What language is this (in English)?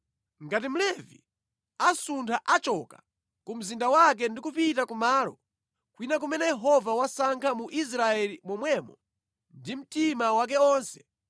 Nyanja